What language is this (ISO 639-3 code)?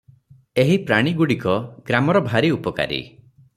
ori